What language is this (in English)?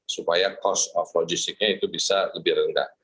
Indonesian